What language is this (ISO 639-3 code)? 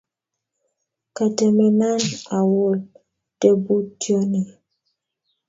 kln